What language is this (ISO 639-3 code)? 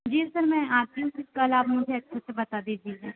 hin